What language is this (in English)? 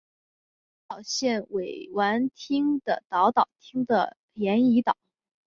Chinese